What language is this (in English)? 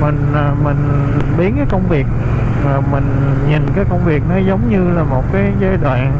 Vietnamese